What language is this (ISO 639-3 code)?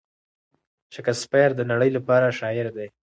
pus